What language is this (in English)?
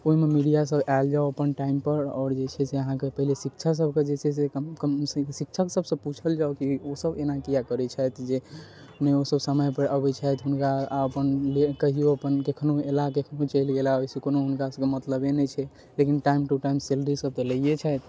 Maithili